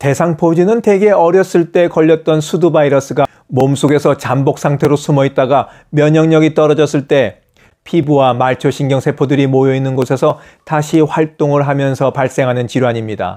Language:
Korean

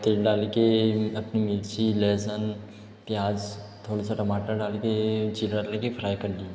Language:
Hindi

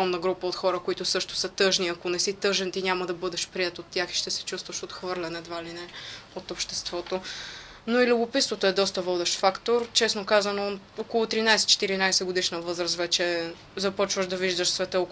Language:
Bulgarian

